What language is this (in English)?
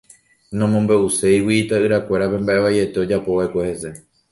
Guarani